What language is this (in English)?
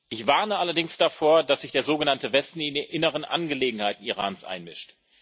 German